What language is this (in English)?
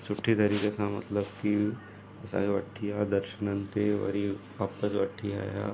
Sindhi